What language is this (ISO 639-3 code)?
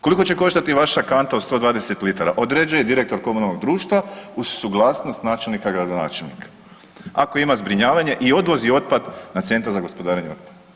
hrv